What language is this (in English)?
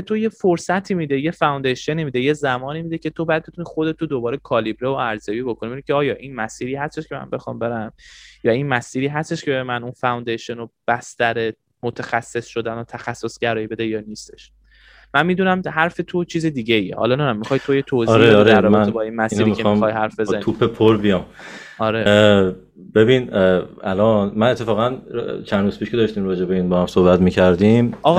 Persian